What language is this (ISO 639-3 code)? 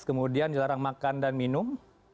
ind